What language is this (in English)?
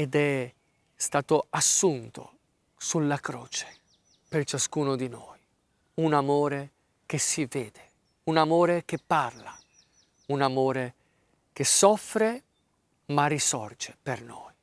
Italian